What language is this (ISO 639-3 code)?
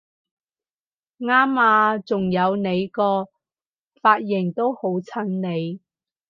yue